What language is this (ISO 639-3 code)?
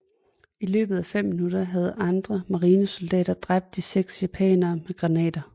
dan